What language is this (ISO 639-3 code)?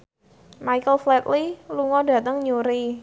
jav